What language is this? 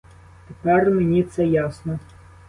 Ukrainian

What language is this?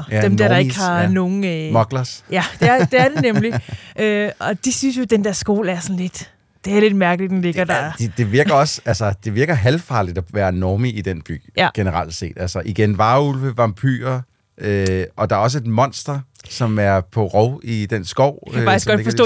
Danish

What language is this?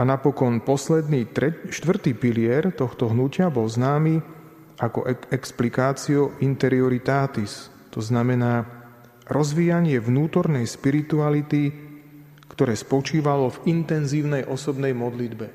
Slovak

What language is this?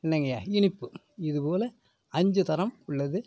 Tamil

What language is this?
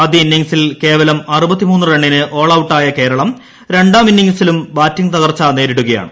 Malayalam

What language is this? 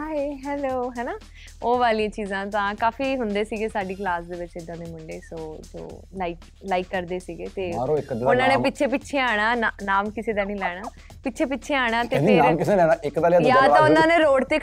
Punjabi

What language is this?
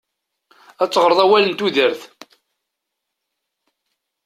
Kabyle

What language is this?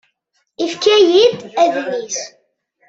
Kabyle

